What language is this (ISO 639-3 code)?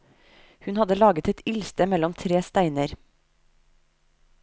nor